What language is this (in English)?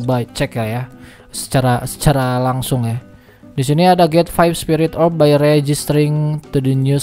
Indonesian